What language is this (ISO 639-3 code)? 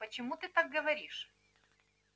rus